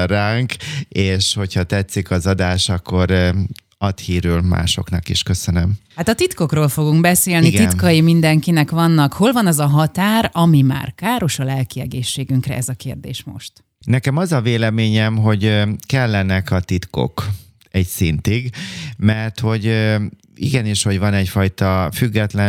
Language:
Hungarian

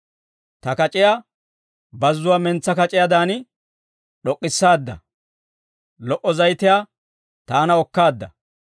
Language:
Dawro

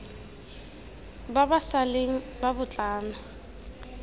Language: Tswana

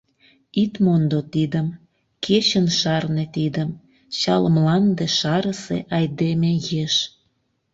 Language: Mari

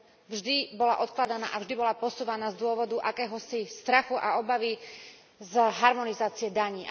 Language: Slovak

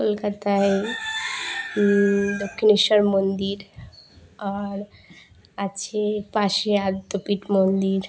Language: Bangla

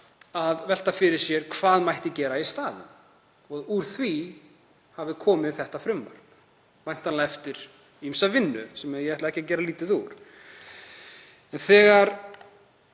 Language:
Icelandic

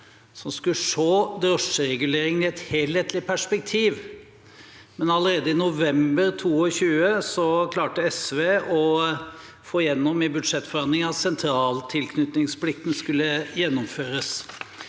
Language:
Norwegian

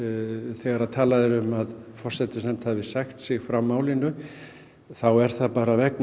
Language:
Icelandic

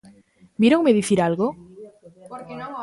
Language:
Galician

